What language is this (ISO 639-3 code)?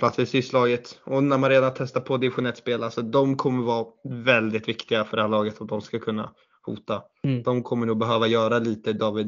swe